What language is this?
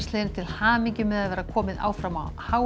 Icelandic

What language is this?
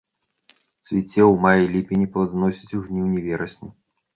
Belarusian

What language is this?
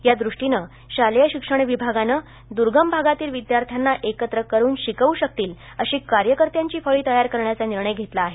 Marathi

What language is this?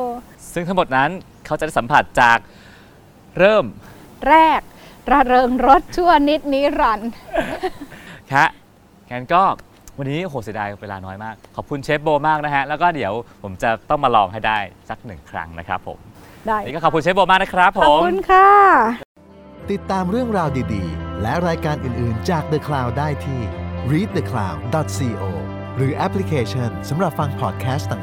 Thai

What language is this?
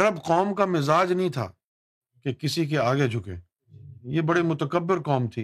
Urdu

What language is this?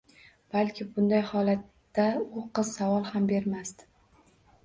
Uzbek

